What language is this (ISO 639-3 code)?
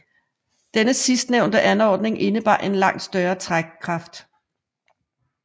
dan